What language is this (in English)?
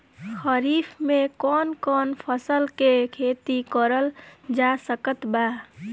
Bhojpuri